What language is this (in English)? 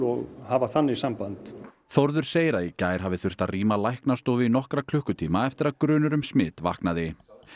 Icelandic